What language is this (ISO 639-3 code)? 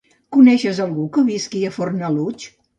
cat